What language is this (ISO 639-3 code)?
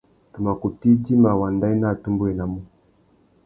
bag